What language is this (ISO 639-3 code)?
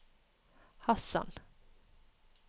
nor